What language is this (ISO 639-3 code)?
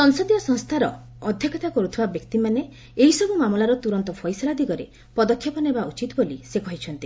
ori